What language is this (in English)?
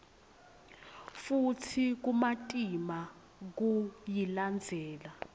Swati